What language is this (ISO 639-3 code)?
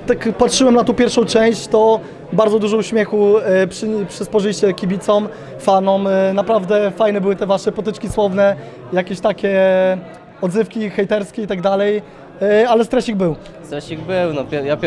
pol